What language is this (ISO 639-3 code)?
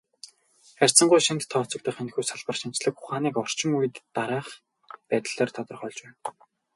mon